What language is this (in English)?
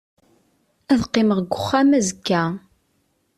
Kabyle